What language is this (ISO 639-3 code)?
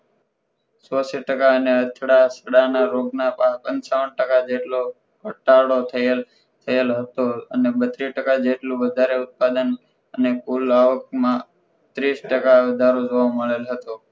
guj